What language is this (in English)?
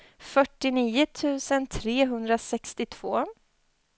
Swedish